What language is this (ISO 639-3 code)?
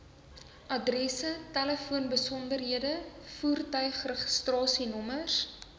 afr